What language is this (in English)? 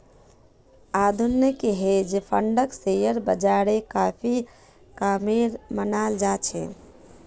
Magahi